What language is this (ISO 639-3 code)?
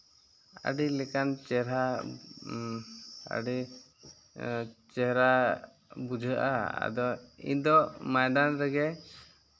sat